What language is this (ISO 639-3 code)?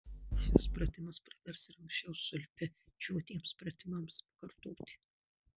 lit